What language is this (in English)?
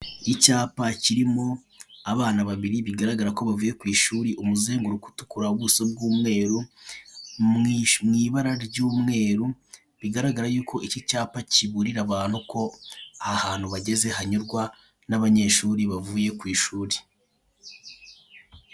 Kinyarwanda